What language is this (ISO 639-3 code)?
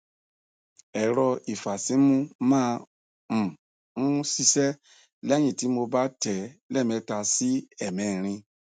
yor